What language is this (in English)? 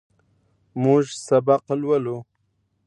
Pashto